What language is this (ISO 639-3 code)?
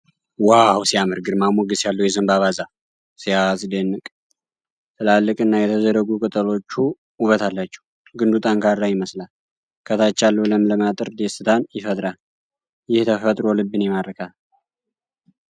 amh